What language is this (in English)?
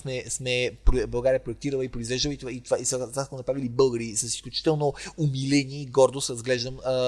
Bulgarian